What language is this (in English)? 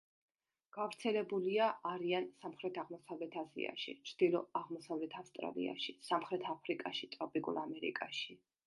Georgian